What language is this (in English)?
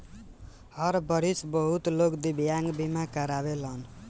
Bhojpuri